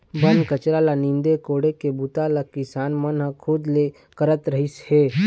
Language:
Chhattisgarhi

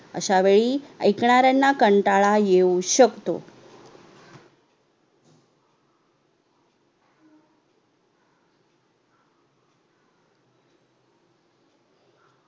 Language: Marathi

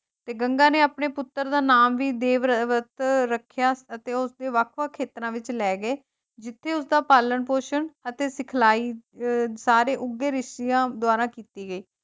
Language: Punjabi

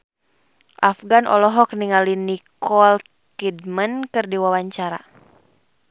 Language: Sundanese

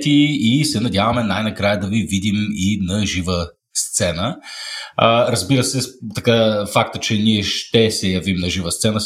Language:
Bulgarian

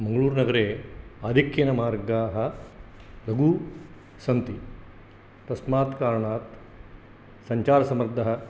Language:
Sanskrit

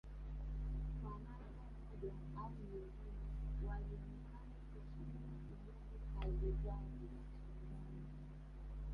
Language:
Swahili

